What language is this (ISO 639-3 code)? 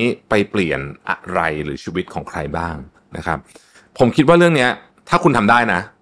tha